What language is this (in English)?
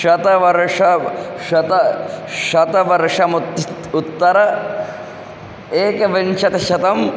Sanskrit